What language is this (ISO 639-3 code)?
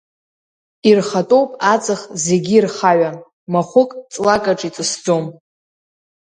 abk